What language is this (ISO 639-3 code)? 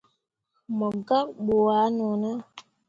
mua